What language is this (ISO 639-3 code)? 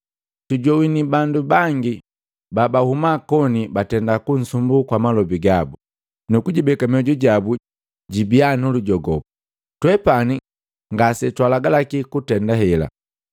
mgv